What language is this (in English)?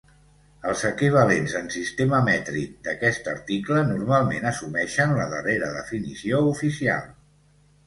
Catalan